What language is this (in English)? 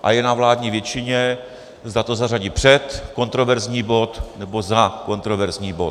Czech